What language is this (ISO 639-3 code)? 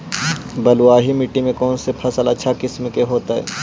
mag